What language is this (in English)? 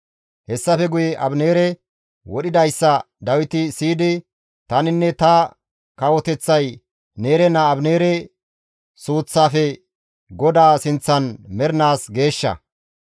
Gamo